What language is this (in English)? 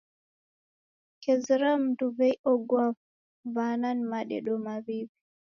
Taita